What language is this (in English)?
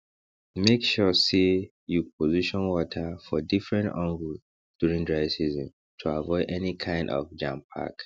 Nigerian Pidgin